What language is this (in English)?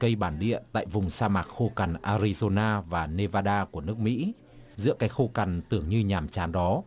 Vietnamese